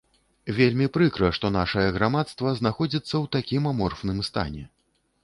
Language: Belarusian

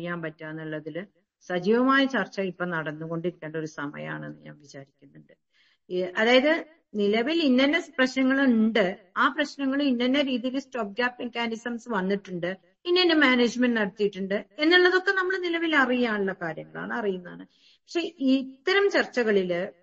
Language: Malayalam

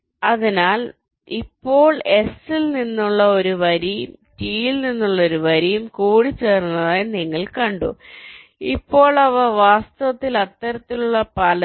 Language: Malayalam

